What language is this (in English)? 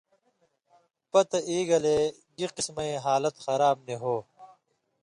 Indus Kohistani